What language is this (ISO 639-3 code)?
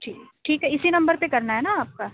urd